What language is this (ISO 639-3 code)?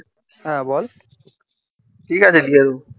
ben